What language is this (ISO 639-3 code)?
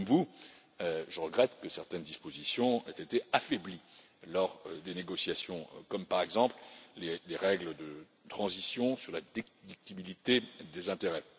fra